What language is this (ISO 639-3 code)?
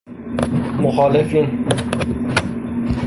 fas